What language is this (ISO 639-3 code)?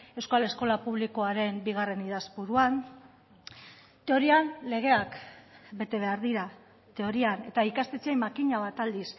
eus